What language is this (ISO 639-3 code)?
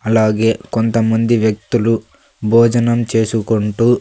tel